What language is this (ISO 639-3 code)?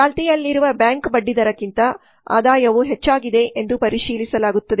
kan